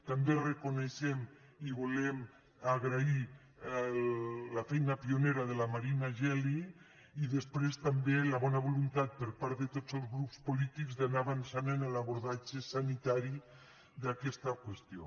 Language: Catalan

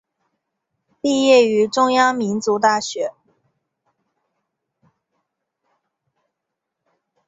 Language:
Chinese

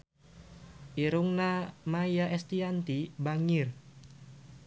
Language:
Sundanese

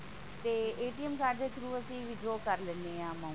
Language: Punjabi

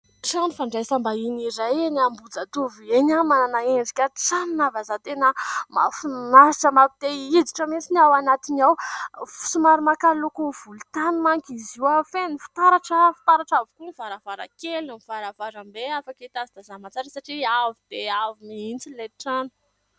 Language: Malagasy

